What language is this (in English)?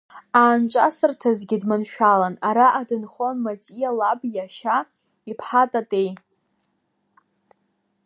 Abkhazian